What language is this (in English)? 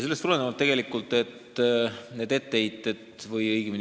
Estonian